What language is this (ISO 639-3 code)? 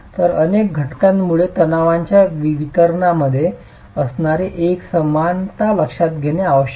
mar